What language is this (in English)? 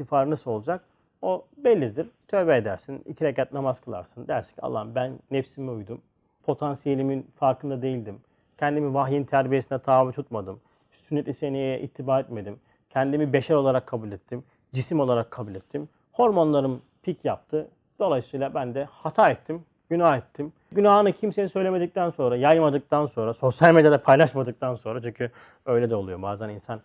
Turkish